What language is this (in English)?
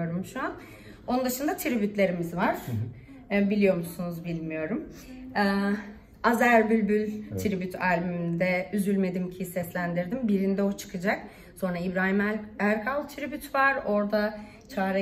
Turkish